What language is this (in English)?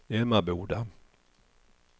Swedish